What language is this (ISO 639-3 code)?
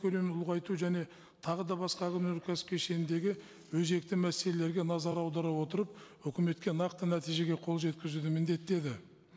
kaz